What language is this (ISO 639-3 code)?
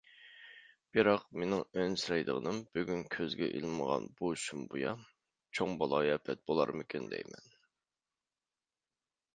uig